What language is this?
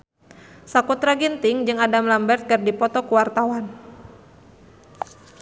Sundanese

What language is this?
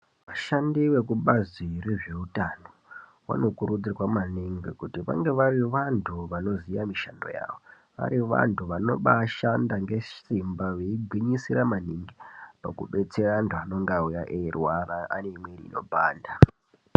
Ndau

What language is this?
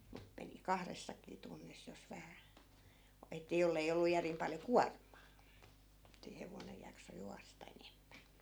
Finnish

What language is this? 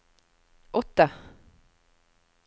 Norwegian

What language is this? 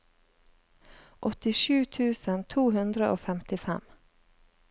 Norwegian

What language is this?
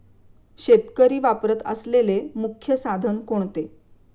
Marathi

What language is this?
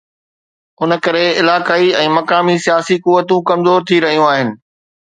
Sindhi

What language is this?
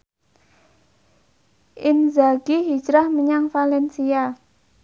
Javanese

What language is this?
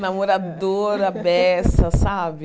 Portuguese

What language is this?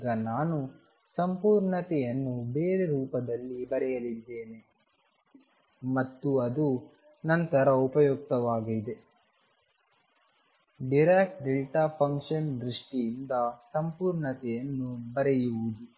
Kannada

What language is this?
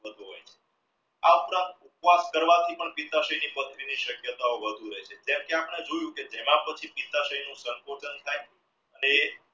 Gujarati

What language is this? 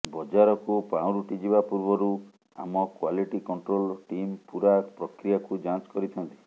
Odia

